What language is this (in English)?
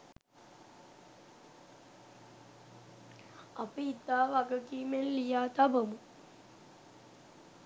Sinhala